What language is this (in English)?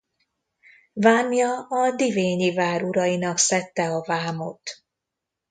Hungarian